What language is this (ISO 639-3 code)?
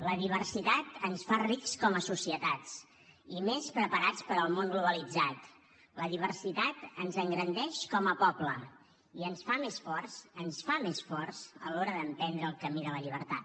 cat